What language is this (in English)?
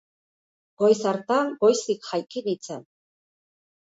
Basque